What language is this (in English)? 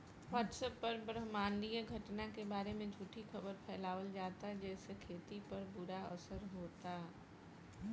Bhojpuri